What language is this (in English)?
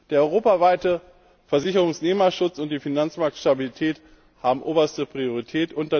German